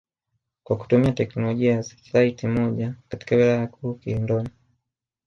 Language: Swahili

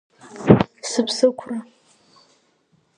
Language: Abkhazian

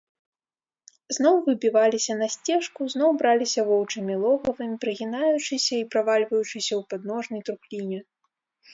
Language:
Belarusian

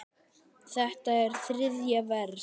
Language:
Icelandic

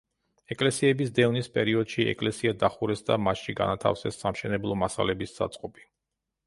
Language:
Georgian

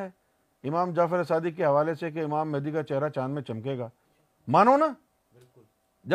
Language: Urdu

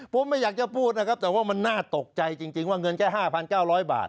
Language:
Thai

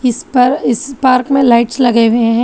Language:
Hindi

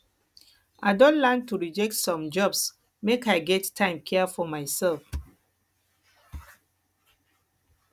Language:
Nigerian Pidgin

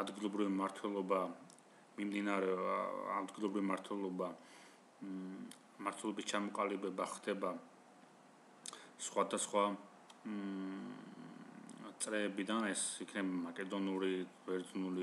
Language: Romanian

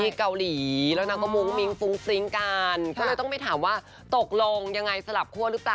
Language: Thai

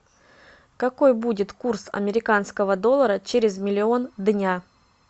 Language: Russian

